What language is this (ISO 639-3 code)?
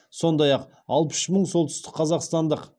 kaz